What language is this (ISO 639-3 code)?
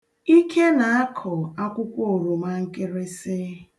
ibo